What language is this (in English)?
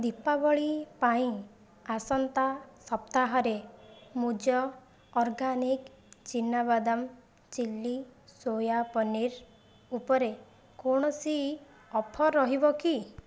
Odia